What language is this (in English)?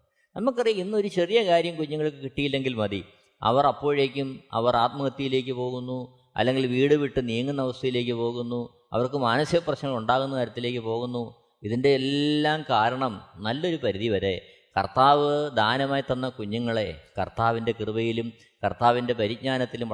Malayalam